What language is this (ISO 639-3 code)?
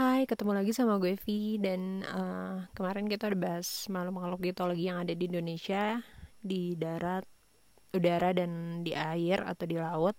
ind